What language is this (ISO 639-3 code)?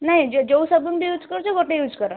ori